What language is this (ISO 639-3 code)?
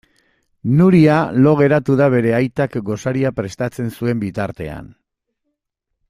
eus